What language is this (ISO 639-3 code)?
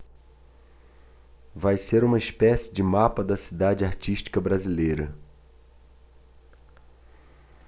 por